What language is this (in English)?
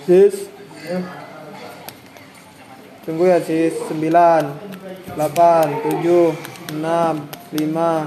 Malay